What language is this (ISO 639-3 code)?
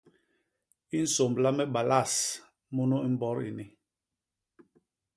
bas